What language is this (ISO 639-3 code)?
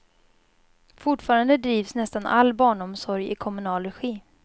swe